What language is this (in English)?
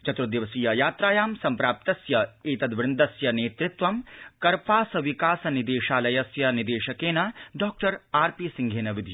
Sanskrit